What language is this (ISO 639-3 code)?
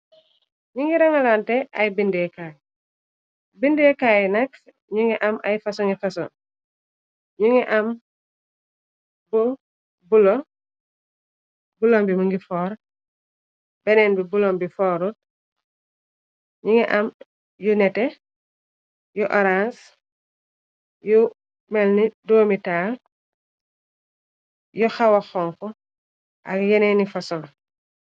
wol